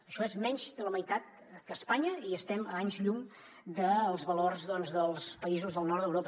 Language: Catalan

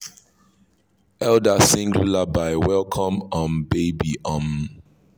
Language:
Nigerian Pidgin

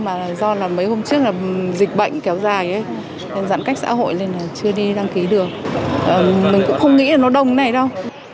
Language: Vietnamese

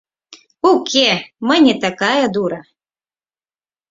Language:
Mari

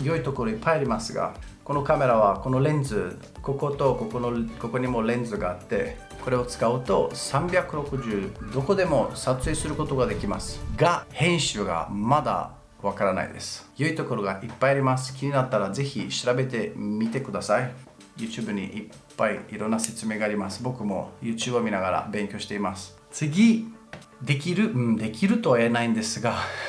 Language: Japanese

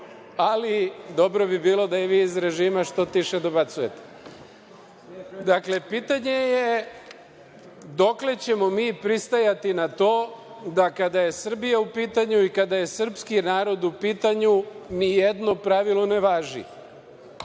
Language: Serbian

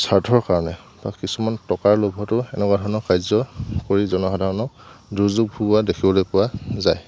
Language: Assamese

